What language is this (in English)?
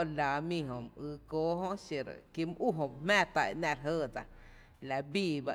Tepinapa Chinantec